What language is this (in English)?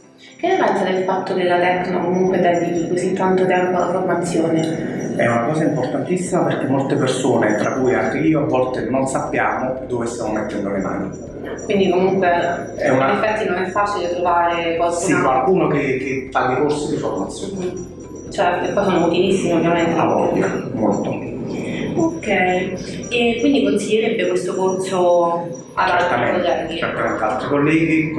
Italian